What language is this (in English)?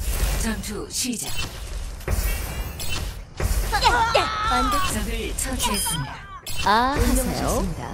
Korean